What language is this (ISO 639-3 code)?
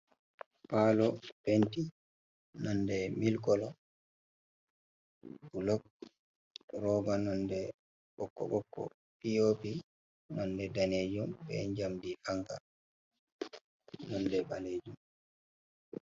ful